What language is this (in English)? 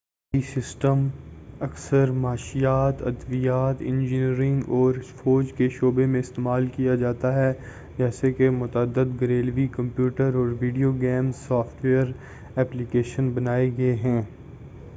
Urdu